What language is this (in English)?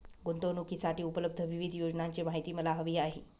Marathi